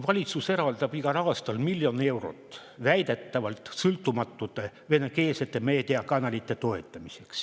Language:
Estonian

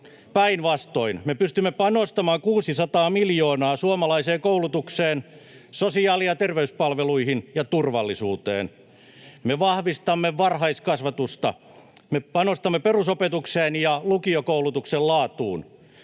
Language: Finnish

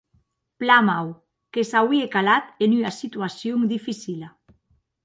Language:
Occitan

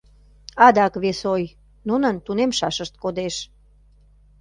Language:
Mari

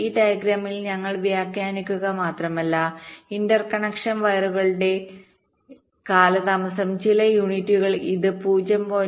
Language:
Malayalam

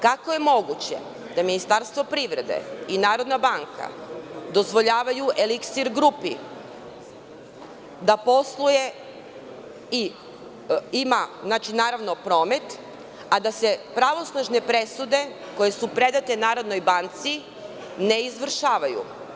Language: Serbian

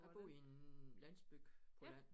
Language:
Danish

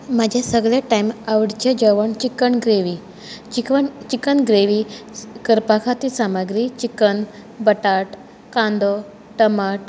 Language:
Konkani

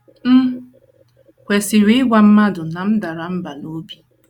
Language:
Igbo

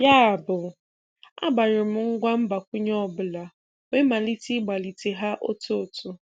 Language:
Igbo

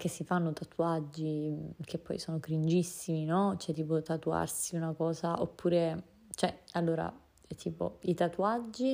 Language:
Italian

